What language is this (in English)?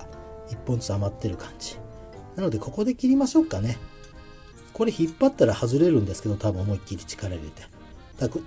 Japanese